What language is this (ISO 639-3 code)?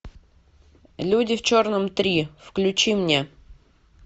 rus